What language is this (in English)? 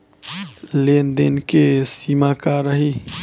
Bhojpuri